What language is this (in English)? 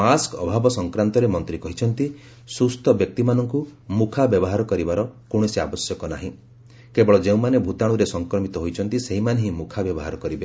Odia